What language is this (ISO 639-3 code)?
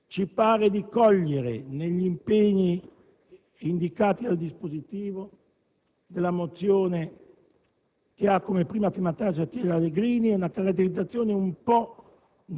ita